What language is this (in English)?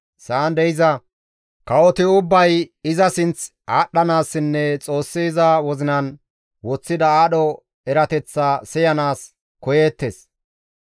Gamo